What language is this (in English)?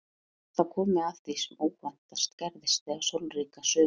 Icelandic